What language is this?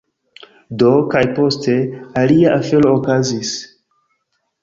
Esperanto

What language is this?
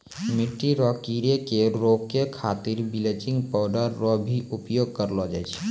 Maithili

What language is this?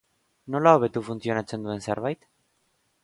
Basque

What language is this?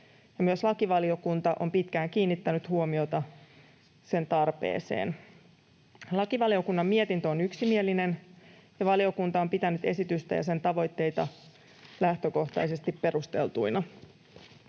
Finnish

